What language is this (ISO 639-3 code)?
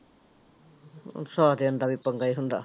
pan